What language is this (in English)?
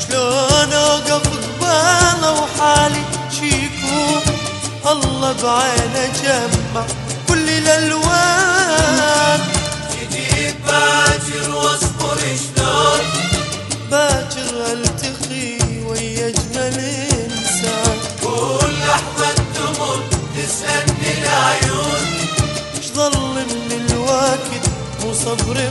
Arabic